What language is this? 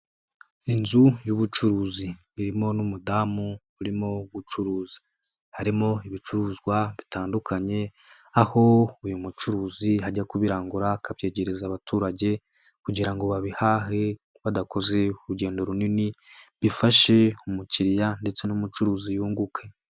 Kinyarwanda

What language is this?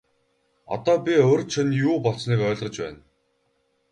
Mongolian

